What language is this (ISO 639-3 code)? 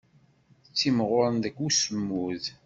kab